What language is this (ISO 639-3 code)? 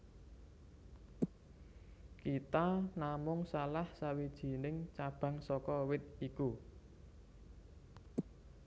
jav